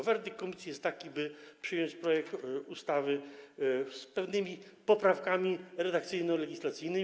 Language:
Polish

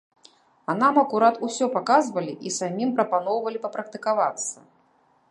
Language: Belarusian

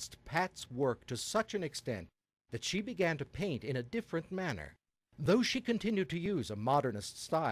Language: English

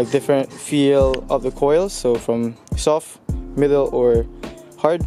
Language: English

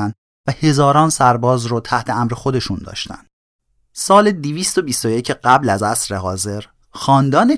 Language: Persian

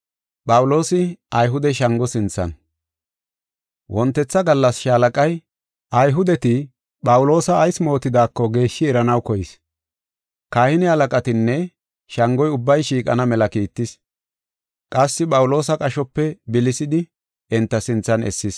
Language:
Gofa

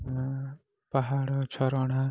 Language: Odia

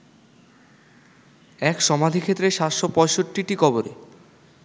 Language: Bangla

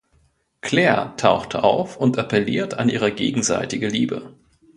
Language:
German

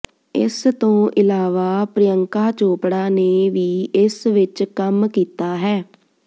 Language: Punjabi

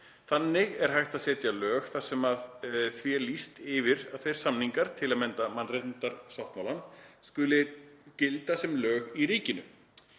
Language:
Icelandic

